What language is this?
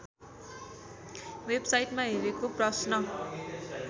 Nepali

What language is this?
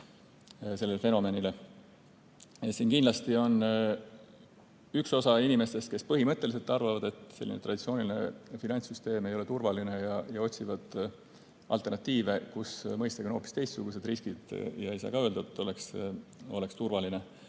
Estonian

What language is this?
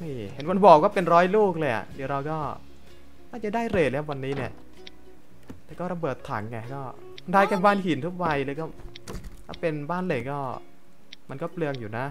Thai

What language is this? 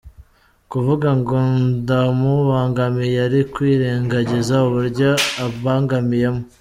Kinyarwanda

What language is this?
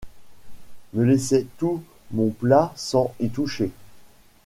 French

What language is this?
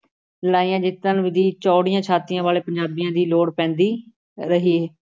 Punjabi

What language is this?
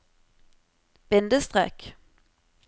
Norwegian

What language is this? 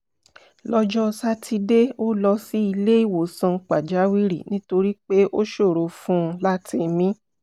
Yoruba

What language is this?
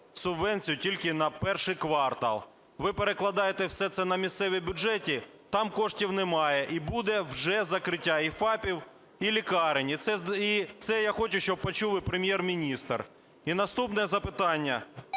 Ukrainian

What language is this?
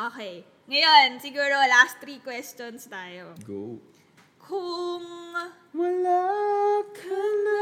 Filipino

